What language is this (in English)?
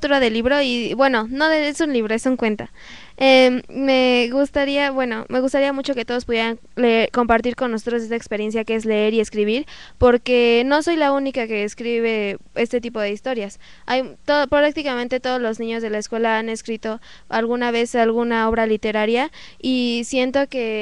Spanish